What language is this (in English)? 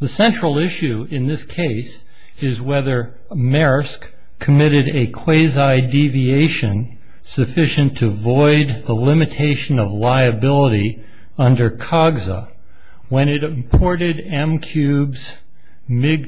English